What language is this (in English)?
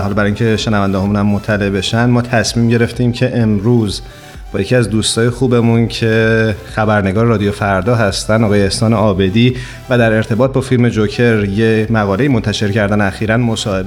Persian